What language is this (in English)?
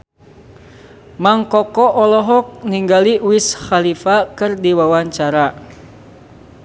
Sundanese